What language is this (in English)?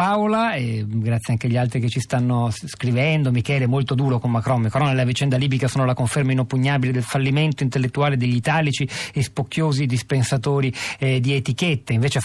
Italian